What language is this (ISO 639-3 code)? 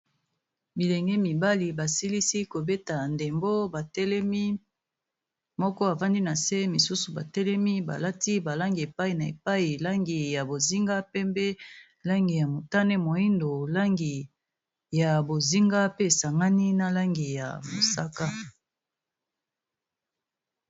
lin